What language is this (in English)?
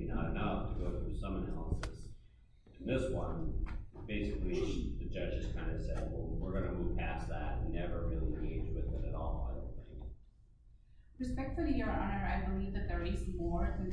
English